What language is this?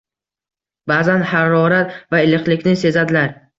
Uzbek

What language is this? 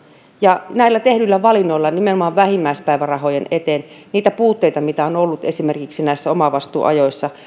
Finnish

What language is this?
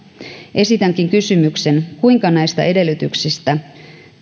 Finnish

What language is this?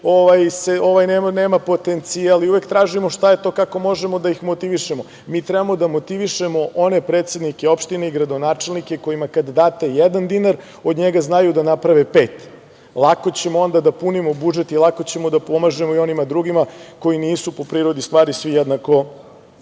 Serbian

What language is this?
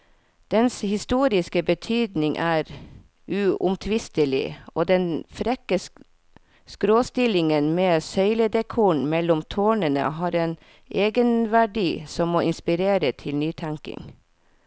Norwegian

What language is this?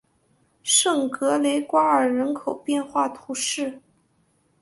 Chinese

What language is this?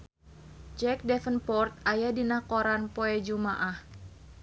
Sundanese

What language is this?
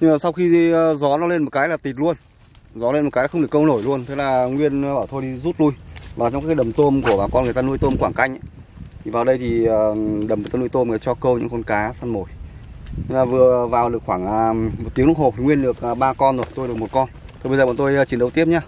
Vietnamese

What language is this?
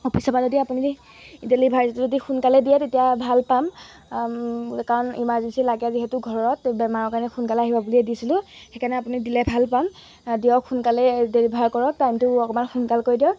Assamese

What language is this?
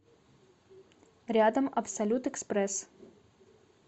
Russian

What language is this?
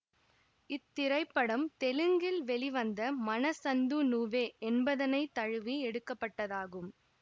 Tamil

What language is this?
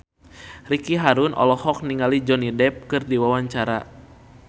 Sundanese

